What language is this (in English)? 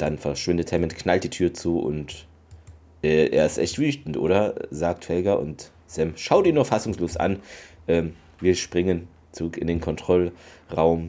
German